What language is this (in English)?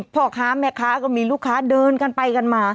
Thai